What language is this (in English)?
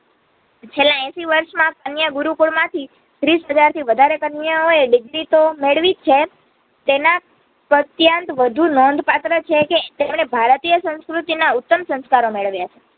Gujarati